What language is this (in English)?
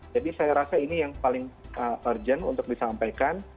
Indonesian